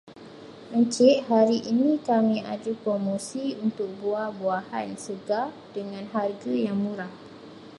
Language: Malay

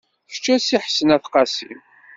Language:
Kabyle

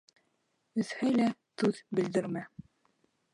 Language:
Bashkir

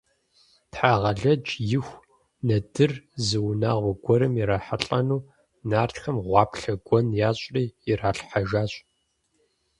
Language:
Kabardian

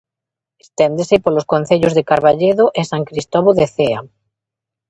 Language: Galician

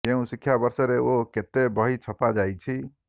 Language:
Odia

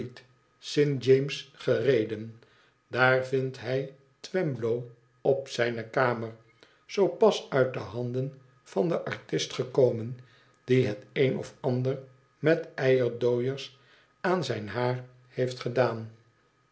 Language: Dutch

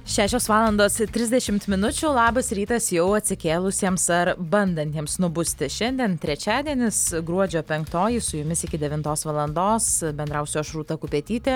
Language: Lithuanian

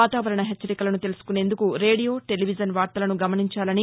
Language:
Telugu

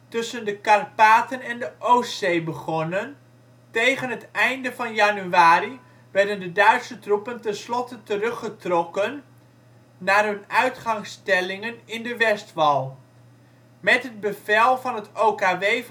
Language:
Dutch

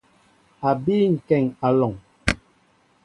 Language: Mbo (Cameroon)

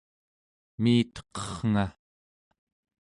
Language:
Central Yupik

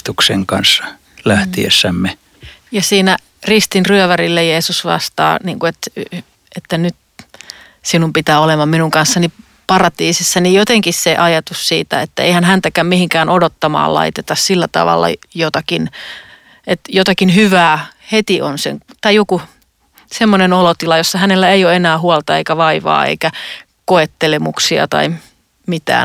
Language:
Finnish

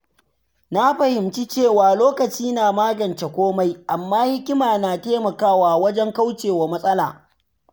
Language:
Hausa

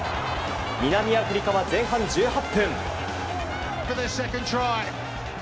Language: Japanese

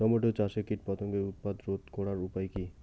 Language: Bangla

